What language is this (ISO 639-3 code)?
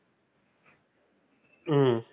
tam